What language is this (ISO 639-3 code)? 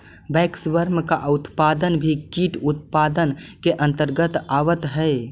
mag